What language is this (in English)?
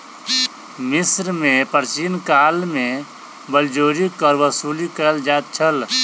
Maithili